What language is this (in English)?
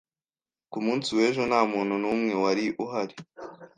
Kinyarwanda